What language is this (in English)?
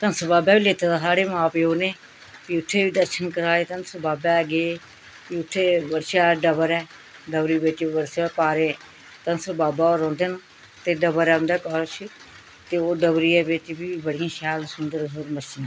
Dogri